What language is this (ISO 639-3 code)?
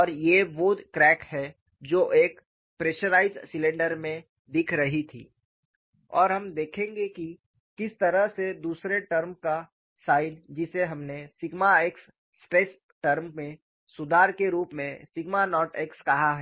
hin